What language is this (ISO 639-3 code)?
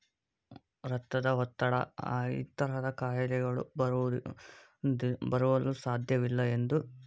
kan